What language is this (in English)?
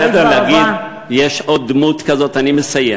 Hebrew